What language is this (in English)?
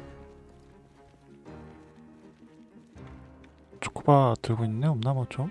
Korean